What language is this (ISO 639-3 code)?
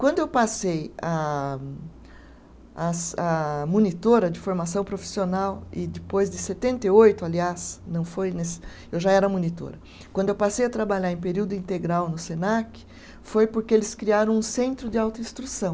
por